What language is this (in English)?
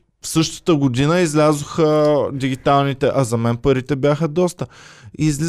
Bulgarian